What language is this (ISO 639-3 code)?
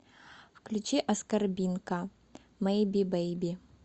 rus